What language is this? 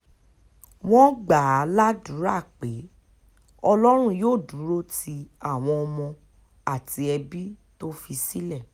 Yoruba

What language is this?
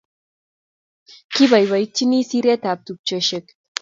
Kalenjin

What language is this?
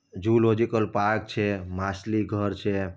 Gujarati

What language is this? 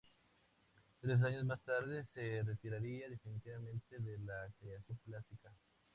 Spanish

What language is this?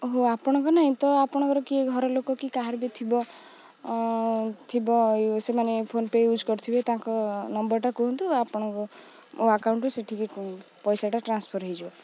Odia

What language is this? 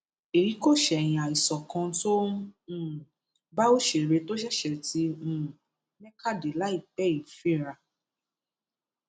Yoruba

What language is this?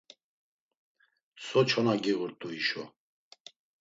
Laz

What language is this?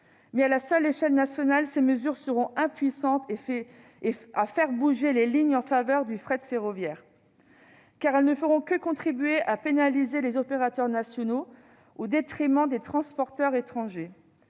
French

